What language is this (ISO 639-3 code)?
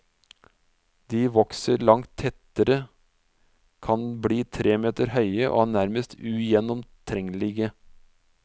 nor